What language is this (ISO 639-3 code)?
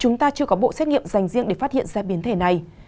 vie